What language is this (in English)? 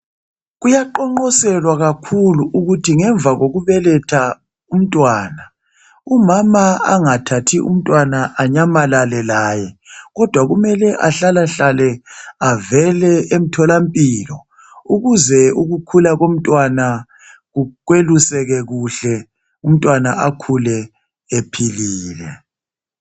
North Ndebele